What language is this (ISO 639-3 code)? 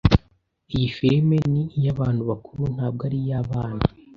kin